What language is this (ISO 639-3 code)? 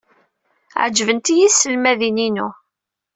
kab